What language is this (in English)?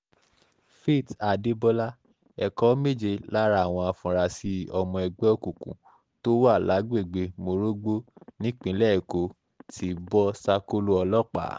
Yoruba